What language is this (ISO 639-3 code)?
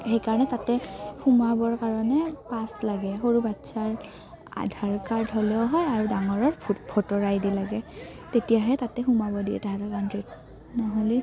asm